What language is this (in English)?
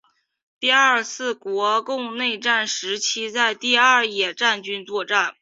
Chinese